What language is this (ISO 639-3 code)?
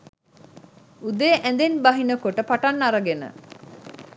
sin